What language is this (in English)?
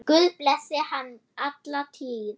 Icelandic